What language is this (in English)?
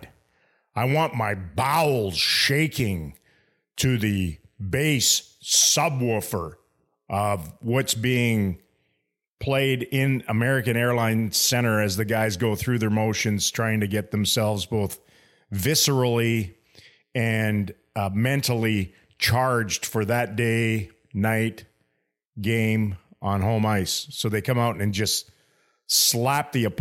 English